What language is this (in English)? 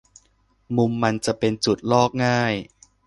Thai